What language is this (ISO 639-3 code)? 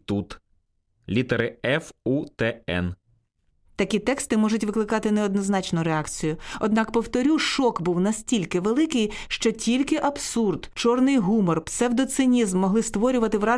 ukr